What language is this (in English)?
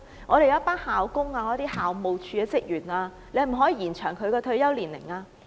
Cantonese